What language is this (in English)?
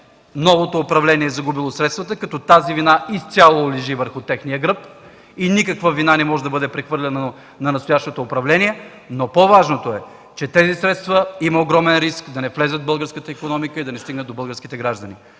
Bulgarian